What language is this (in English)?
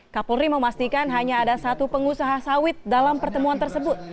Indonesian